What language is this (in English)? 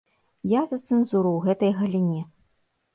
Belarusian